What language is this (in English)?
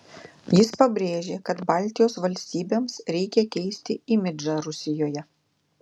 Lithuanian